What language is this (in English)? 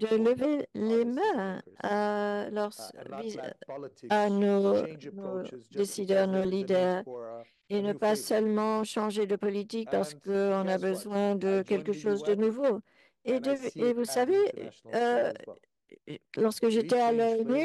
French